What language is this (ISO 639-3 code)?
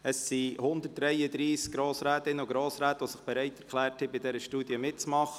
gsw